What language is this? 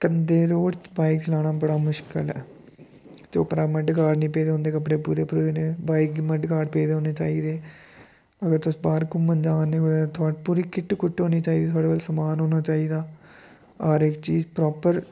Dogri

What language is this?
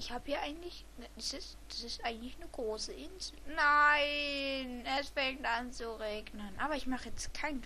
German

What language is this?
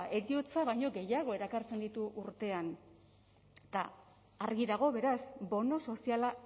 Basque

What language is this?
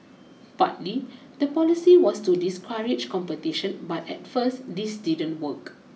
English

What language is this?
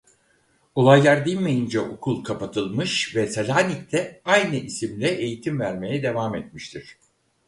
Turkish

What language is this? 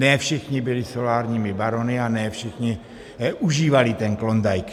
Czech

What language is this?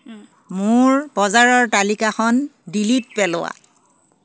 Assamese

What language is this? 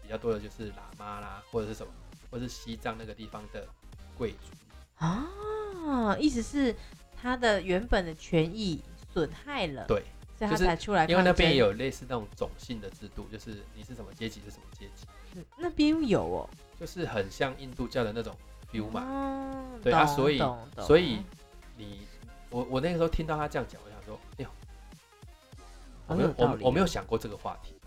Chinese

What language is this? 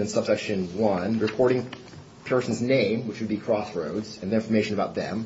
English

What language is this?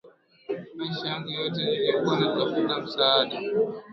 Swahili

